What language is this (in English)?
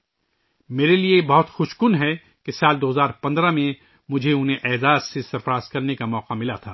Urdu